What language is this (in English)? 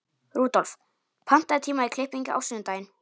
Icelandic